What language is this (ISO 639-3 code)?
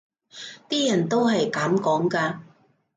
yue